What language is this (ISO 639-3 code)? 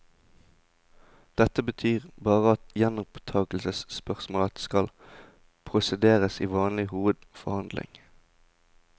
nor